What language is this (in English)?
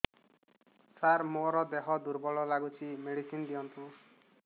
Odia